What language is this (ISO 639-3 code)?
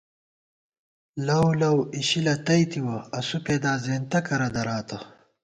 gwt